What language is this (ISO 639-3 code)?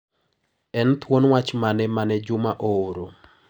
luo